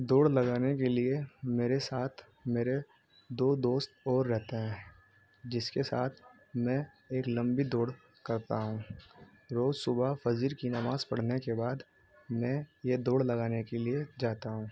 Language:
Urdu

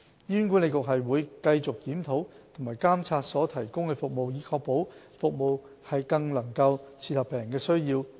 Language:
Cantonese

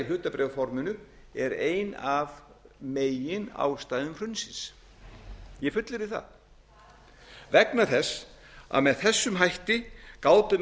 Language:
Icelandic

